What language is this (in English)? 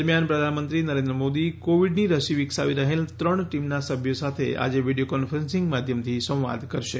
Gujarati